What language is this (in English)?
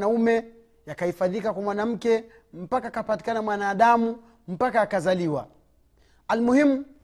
Swahili